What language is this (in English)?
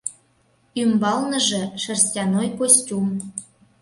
Mari